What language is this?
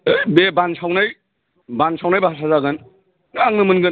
Bodo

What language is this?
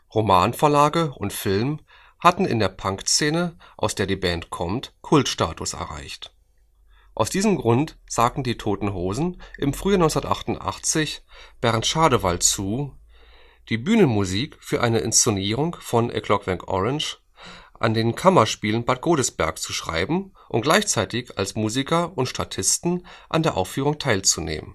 German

